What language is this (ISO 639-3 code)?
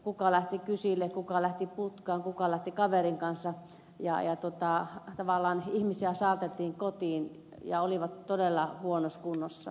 fin